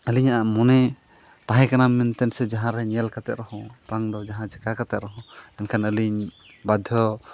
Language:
Santali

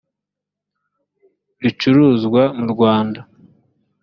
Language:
Kinyarwanda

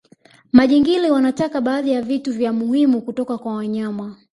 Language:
Swahili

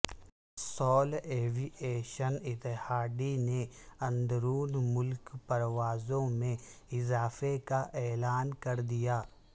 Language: Urdu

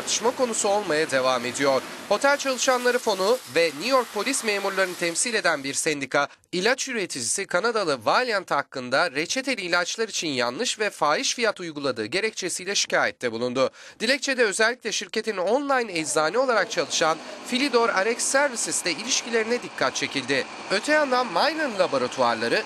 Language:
Turkish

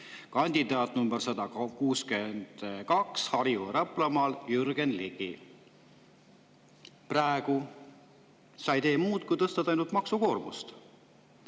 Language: Estonian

